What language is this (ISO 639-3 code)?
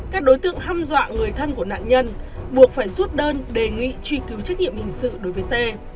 vie